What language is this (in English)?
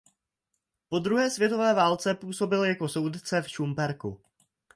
Czech